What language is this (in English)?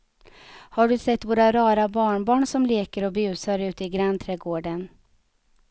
Swedish